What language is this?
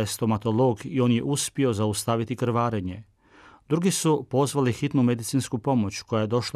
Croatian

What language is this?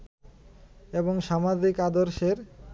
Bangla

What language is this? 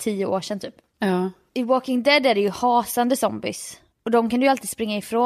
Swedish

